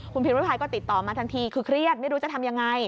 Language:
Thai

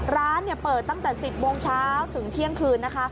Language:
Thai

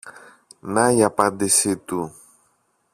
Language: Greek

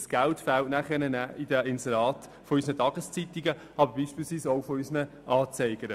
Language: Swiss German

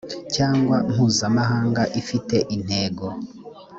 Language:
Kinyarwanda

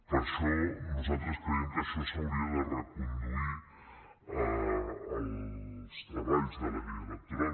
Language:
Catalan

